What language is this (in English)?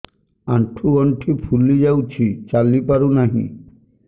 Odia